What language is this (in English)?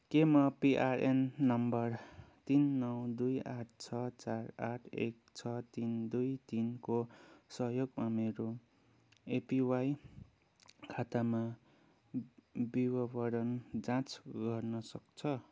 Nepali